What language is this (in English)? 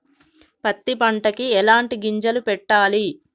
Telugu